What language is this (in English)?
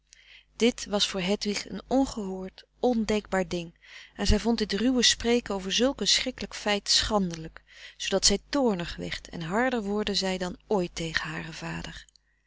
Dutch